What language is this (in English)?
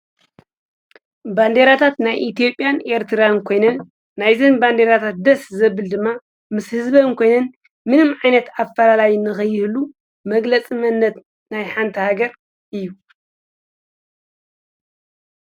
Tigrinya